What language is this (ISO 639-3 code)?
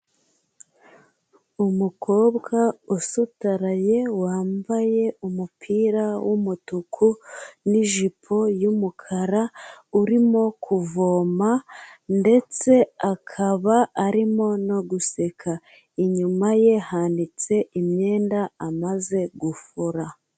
kin